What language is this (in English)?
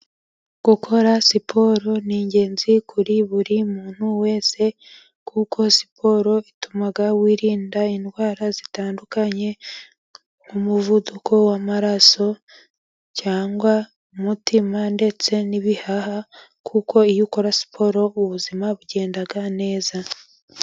Kinyarwanda